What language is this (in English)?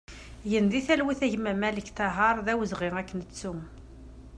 Kabyle